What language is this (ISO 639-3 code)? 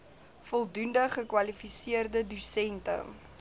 afr